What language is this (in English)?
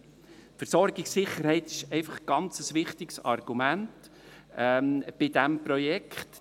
Swiss German